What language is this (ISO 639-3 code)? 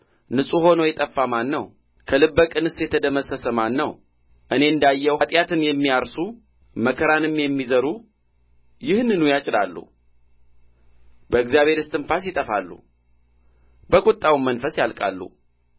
amh